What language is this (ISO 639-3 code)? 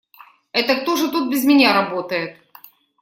rus